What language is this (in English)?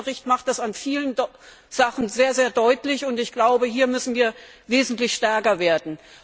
German